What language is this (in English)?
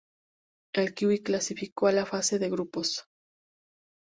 Spanish